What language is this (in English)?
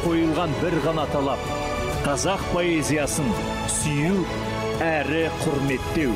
Turkish